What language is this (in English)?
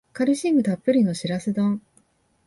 Japanese